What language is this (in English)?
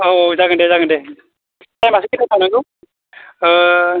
Bodo